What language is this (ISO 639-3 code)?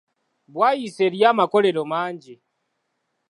lug